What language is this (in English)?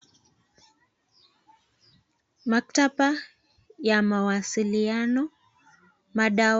Swahili